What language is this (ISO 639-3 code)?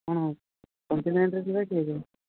ori